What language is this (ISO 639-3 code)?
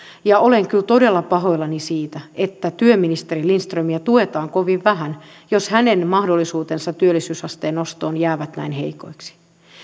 fin